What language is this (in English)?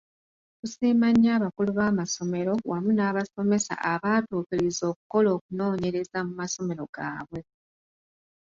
Ganda